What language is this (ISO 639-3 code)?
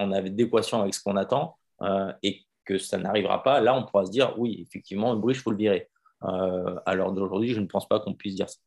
fra